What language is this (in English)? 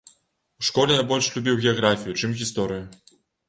Belarusian